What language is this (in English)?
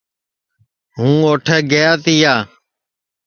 Sansi